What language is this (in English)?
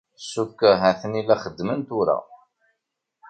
Kabyle